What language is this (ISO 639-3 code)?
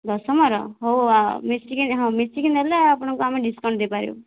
ori